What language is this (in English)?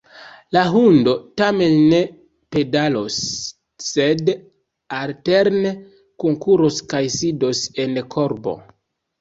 Esperanto